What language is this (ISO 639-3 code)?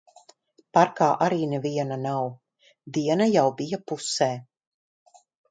lav